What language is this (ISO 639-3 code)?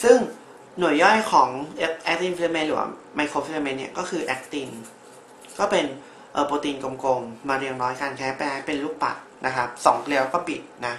tha